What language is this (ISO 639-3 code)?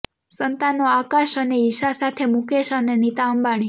guj